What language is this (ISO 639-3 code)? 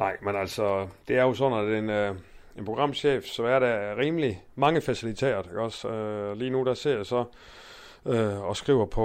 dan